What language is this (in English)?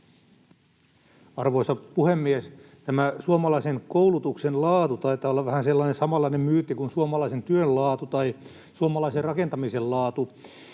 Finnish